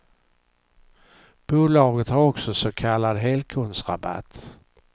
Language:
Swedish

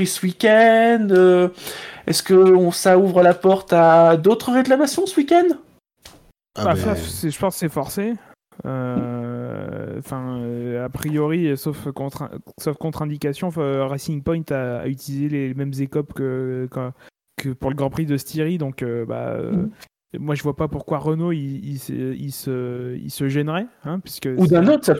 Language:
French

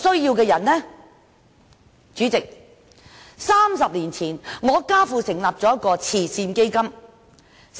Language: Cantonese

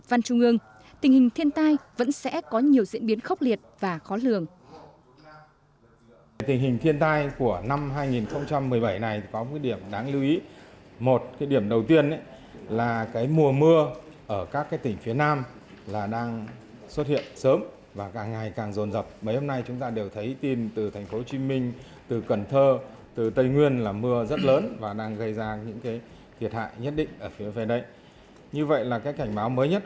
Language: Vietnamese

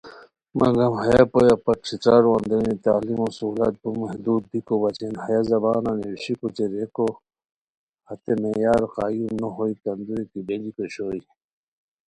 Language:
Khowar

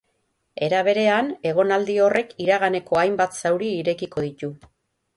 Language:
Basque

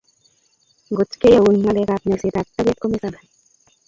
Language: Kalenjin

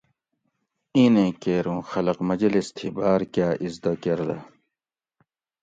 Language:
Gawri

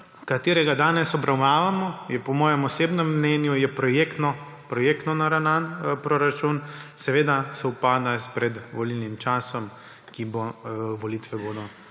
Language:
Slovenian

